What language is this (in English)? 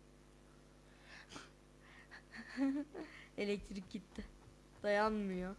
Turkish